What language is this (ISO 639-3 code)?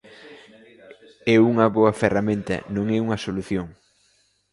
glg